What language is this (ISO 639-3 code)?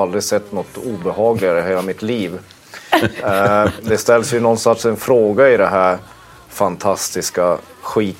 swe